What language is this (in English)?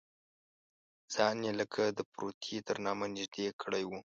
Pashto